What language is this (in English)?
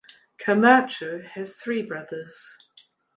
English